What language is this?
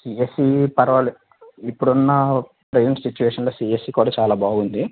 Telugu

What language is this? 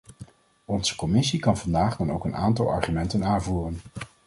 Dutch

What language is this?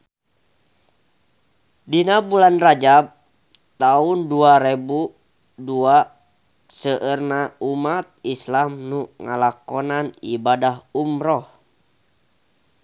Sundanese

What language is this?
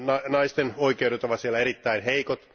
Finnish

